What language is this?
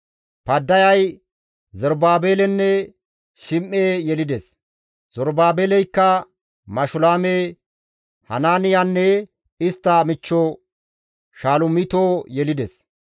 Gamo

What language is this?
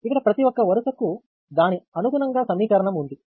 Telugu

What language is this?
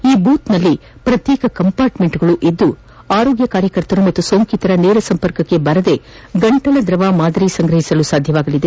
Kannada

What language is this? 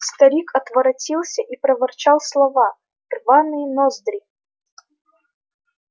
Russian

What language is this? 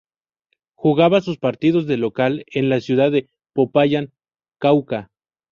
Spanish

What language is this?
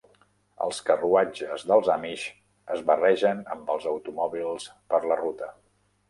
Catalan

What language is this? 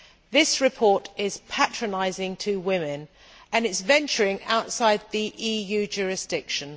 English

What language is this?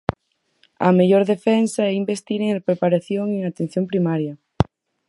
Galician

